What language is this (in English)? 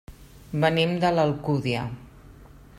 Catalan